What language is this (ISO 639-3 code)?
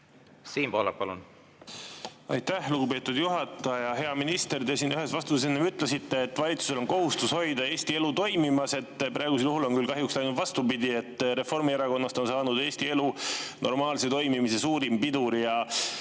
est